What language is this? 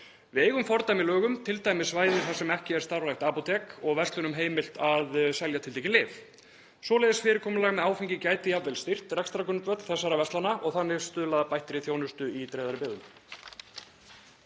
Icelandic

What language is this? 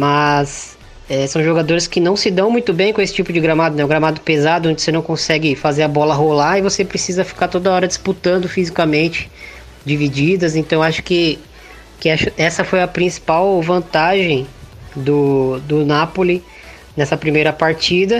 Portuguese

